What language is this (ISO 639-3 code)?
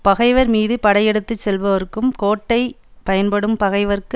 tam